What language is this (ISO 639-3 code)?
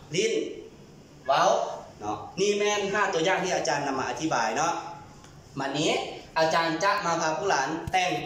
tha